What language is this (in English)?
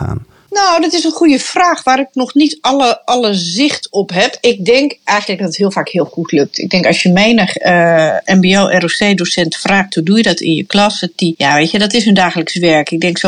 Dutch